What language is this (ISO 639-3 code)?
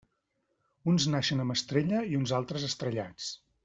cat